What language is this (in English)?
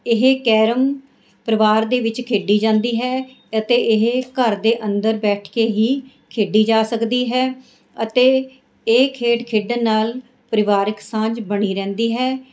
Punjabi